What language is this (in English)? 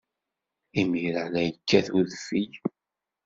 Kabyle